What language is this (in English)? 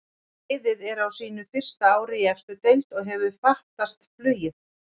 Icelandic